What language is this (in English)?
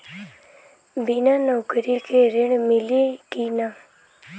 Bhojpuri